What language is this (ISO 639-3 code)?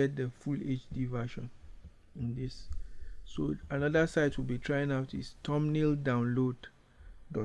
eng